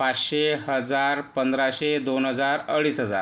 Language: Marathi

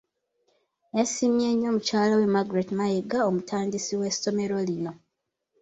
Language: Ganda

